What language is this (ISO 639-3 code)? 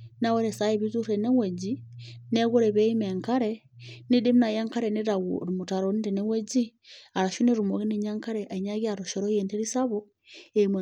mas